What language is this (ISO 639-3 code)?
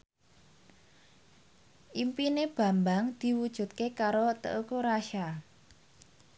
jav